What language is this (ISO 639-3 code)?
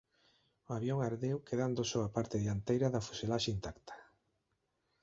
glg